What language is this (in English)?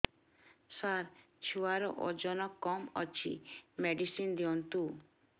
Odia